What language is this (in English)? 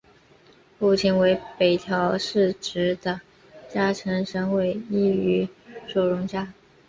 Chinese